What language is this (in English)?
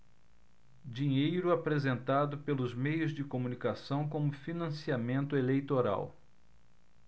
Portuguese